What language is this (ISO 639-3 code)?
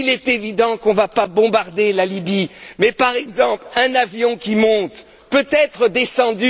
fra